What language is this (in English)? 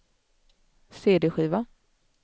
Swedish